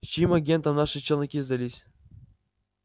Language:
Russian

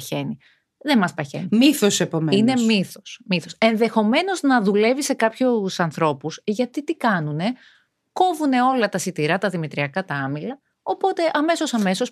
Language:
Greek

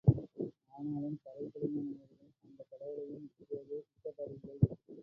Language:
Tamil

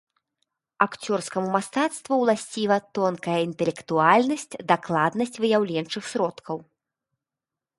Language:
Belarusian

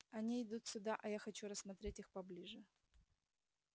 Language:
Russian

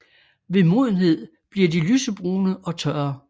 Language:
Danish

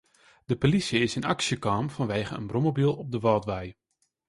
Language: Western Frisian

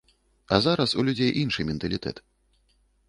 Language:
Belarusian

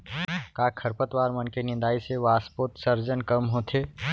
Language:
Chhattisgarhi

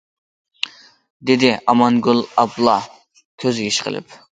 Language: Uyghur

